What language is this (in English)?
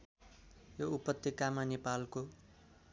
Nepali